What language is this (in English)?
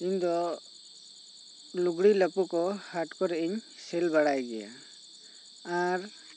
Santali